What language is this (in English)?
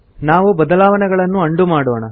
Kannada